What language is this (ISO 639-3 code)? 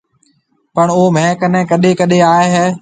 mve